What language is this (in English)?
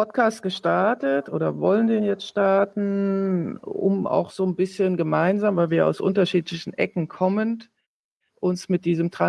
German